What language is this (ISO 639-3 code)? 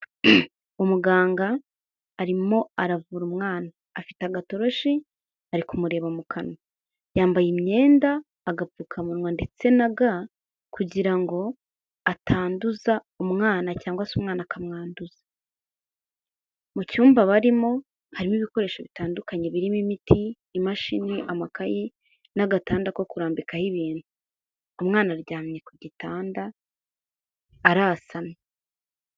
kin